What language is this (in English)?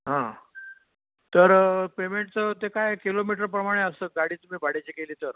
Marathi